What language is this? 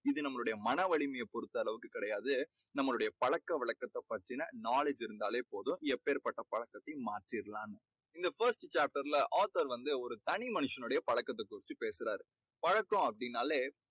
Tamil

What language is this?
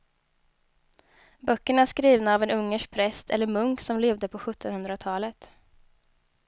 Swedish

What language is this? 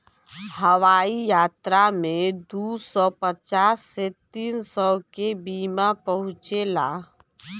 Bhojpuri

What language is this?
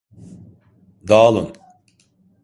Turkish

